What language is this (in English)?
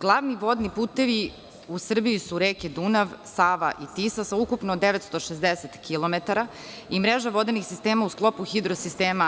Serbian